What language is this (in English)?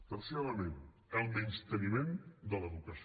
Catalan